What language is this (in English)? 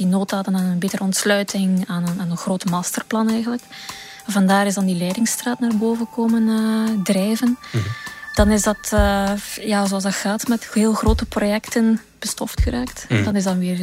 Dutch